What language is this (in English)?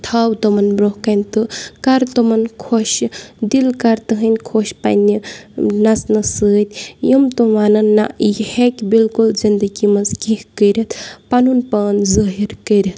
Kashmiri